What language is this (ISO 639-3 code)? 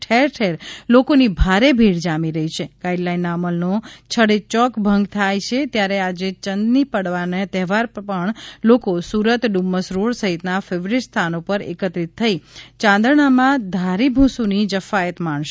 guj